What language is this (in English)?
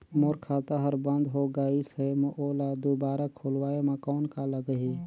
Chhattisgarhi